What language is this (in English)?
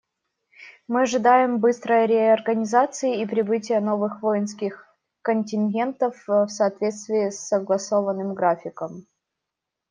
Russian